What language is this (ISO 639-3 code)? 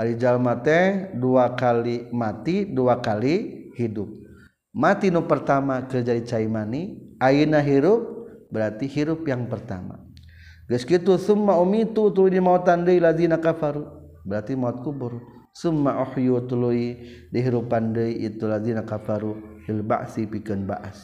msa